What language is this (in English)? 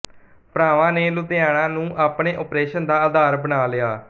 Punjabi